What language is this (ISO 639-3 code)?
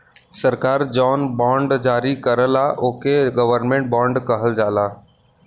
bho